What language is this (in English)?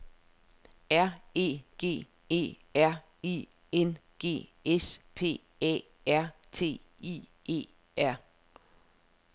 Danish